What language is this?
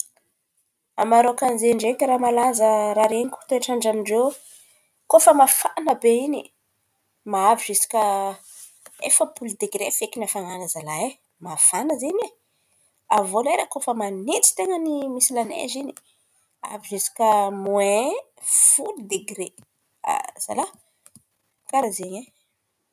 Antankarana Malagasy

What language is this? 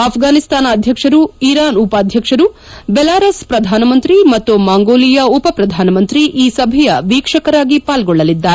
Kannada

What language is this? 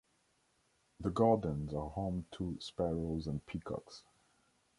English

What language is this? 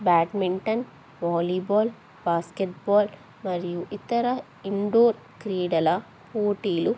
Telugu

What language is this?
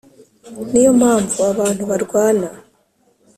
Kinyarwanda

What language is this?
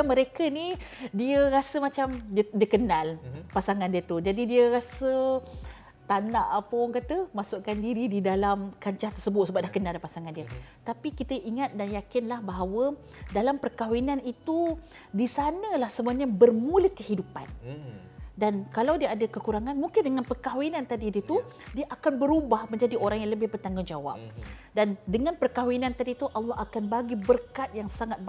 Malay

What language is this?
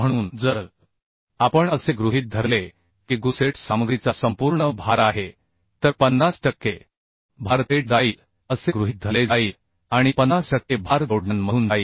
Marathi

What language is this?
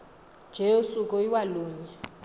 Xhosa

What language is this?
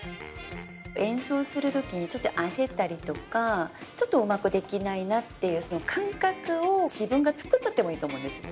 Japanese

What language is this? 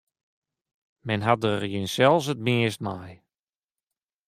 Western Frisian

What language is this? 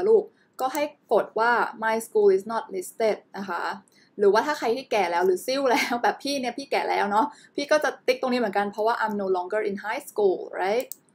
Thai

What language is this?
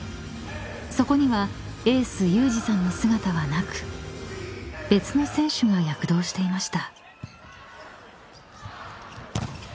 Japanese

